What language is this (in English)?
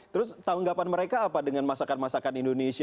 Indonesian